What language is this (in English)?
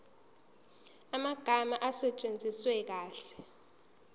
Zulu